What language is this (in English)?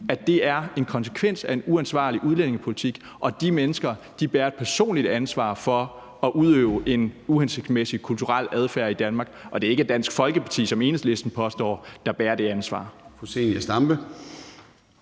Danish